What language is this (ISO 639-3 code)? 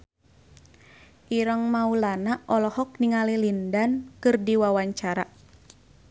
sun